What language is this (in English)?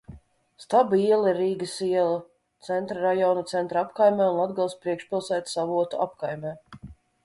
Latvian